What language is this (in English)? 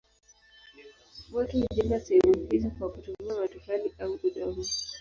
Swahili